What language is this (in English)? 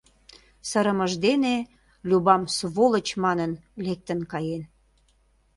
Mari